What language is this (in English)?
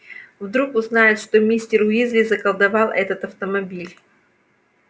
Russian